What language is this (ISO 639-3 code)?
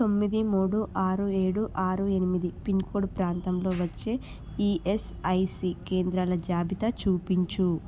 tel